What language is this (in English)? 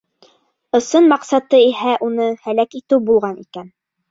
Bashkir